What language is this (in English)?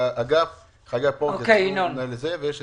Hebrew